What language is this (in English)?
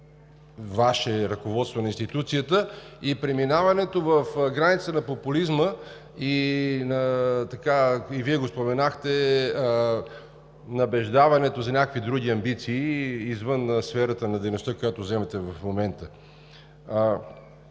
Bulgarian